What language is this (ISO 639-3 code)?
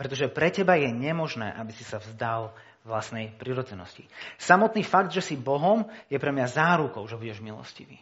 slk